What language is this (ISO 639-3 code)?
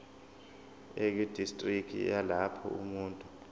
zul